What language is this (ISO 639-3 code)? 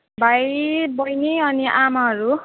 nep